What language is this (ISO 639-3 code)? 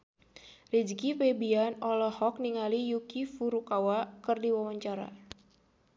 sun